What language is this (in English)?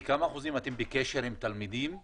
Hebrew